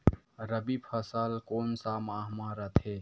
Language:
Chhattisgarhi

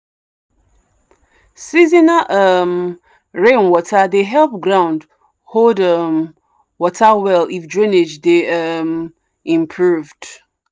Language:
Nigerian Pidgin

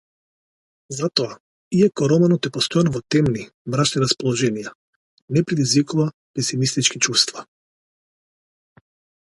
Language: Macedonian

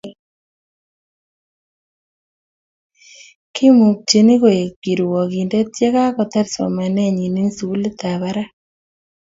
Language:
Kalenjin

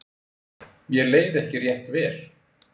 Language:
Icelandic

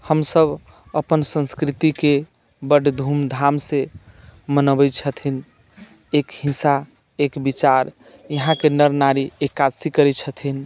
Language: Maithili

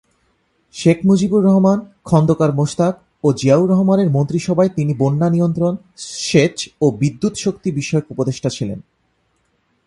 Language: Bangla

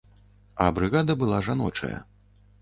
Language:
Belarusian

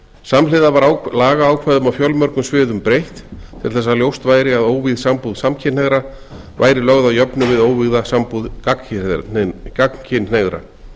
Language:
Icelandic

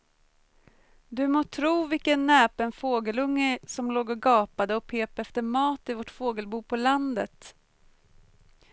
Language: Swedish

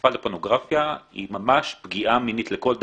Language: Hebrew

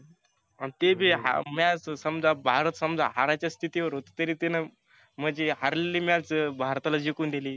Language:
Marathi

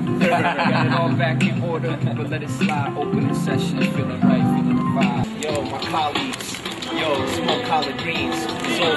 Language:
English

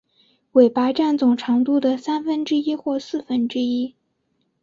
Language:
Chinese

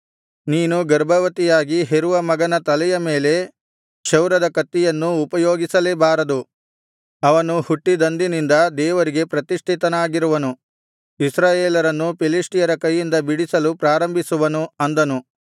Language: Kannada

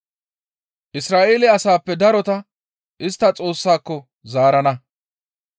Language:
Gamo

